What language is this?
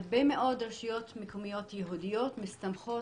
Hebrew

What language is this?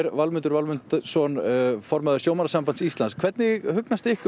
Icelandic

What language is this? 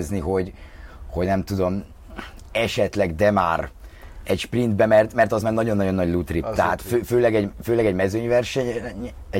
Hungarian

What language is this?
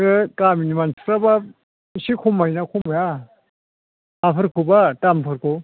Bodo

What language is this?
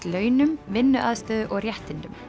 Icelandic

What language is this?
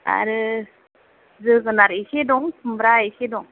Bodo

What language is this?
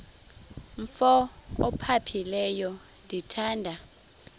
Xhosa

